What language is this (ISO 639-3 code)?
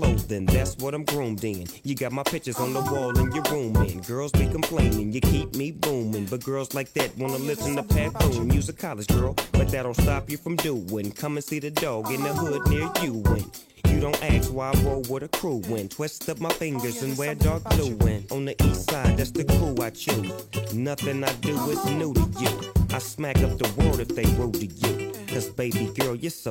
tur